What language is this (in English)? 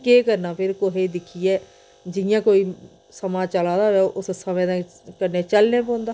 Dogri